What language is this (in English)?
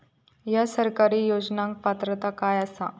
Marathi